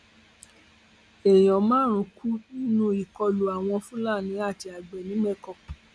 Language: Yoruba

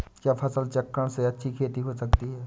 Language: Hindi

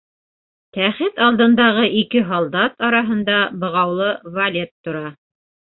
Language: Bashkir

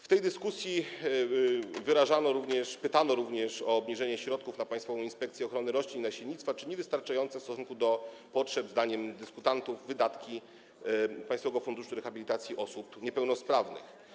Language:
Polish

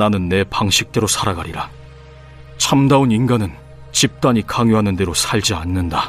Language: Korean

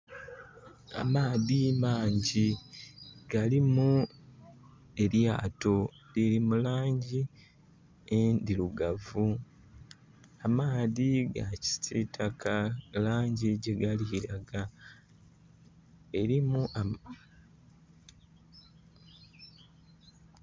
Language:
Soga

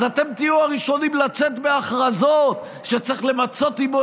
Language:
Hebrew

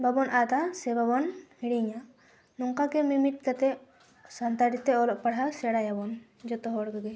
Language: Santali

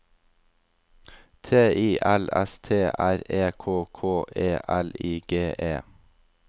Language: Norwegian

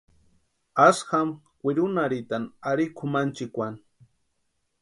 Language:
Western Highland Purepecha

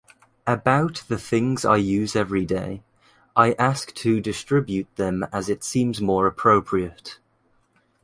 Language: English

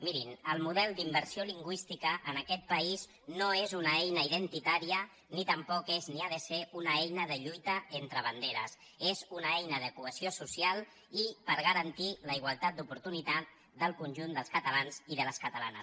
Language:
Catalan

